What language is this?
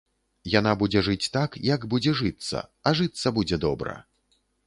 Belarusian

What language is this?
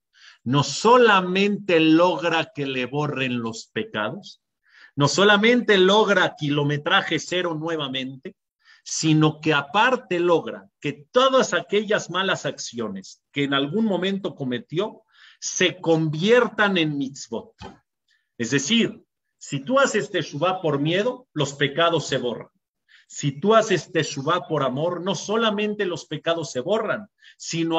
Spanish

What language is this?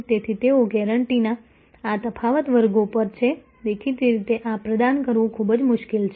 Gujarati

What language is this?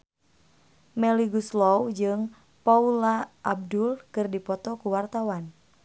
Sundanese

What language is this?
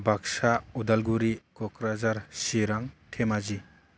Bodo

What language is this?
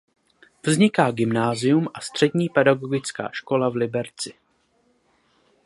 Czech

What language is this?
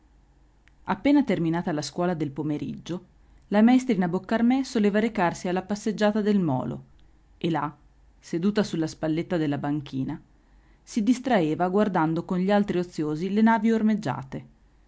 Italian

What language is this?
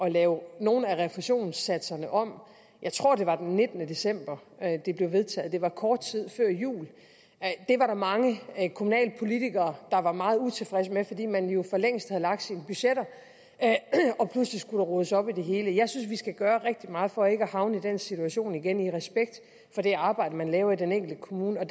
Danish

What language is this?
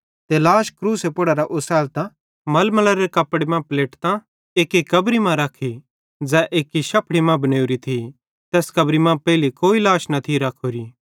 Bhadrawahi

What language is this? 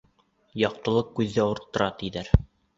Bashkir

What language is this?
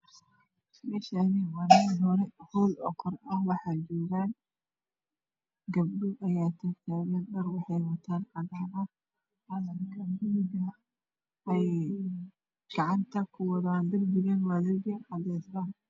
Somali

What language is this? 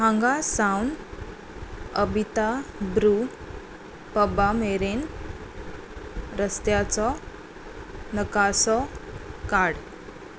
Konkani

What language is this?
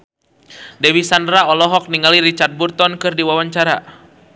Sundanese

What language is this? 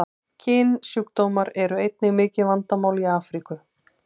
Icelandic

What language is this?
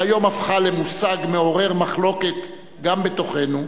Hebrew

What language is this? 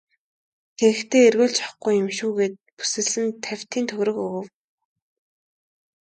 Mongolian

